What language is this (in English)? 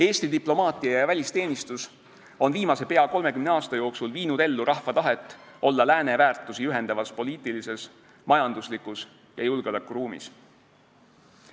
Estonian